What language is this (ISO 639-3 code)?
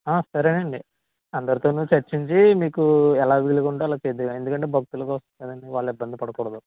tel